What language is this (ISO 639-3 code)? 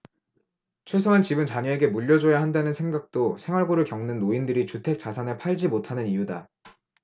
kor